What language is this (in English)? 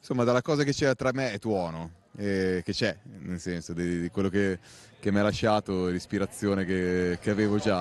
Italian